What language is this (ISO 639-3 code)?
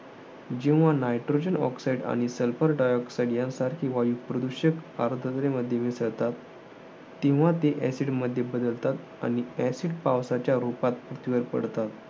mar